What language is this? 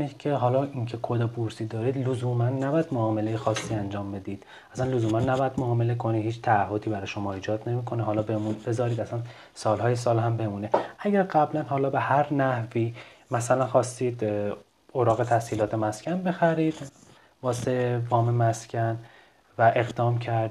Persian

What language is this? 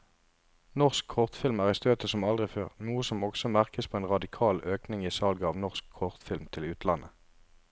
Norwegian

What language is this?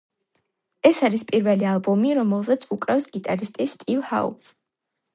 Georgian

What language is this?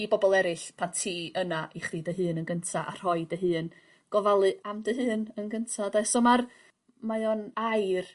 Welsh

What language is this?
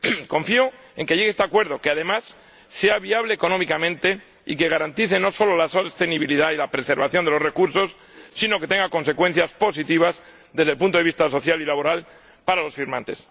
Spanish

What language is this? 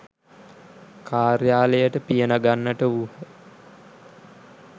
Sinhala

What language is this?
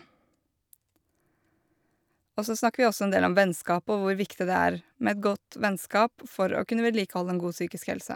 Norwegian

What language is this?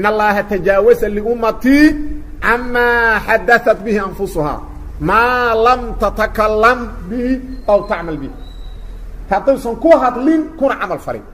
Arabic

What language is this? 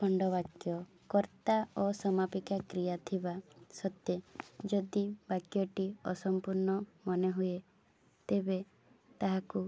Odia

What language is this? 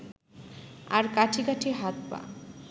Bangla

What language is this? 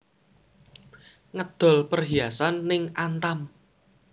Javanese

